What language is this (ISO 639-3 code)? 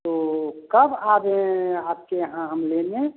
hin